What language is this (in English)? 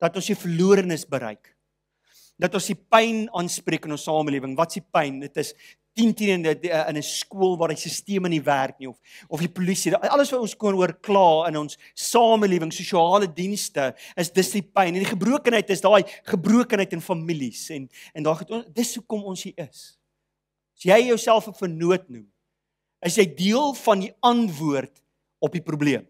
Dutch